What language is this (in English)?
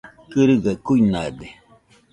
Nüpode Huitoto